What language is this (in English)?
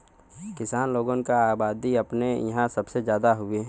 Bhojpuri